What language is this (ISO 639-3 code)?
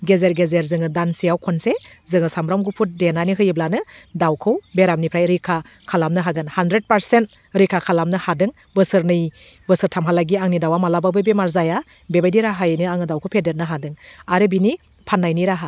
brx